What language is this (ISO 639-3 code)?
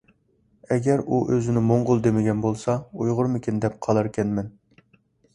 uig